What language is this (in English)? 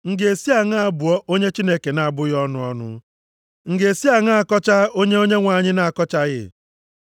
Igbo